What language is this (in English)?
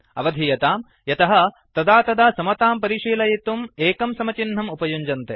Sanskrit